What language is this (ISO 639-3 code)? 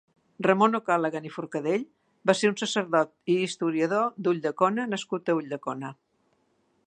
cat